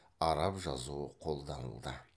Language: Kazakh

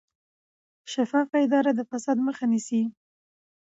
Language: Pashto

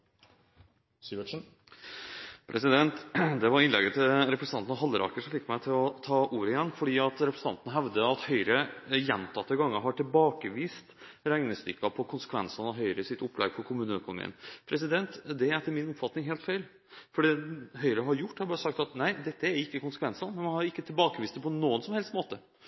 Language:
Norwegian Bokmål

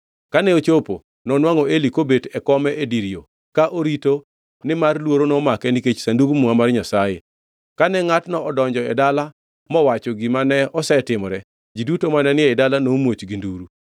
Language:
Luo (Kenya and Tanzania)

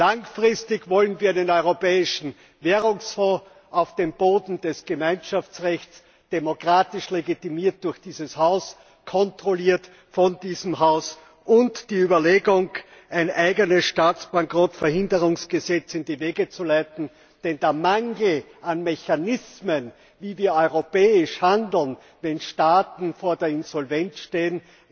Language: German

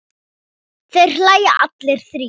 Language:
Icelandic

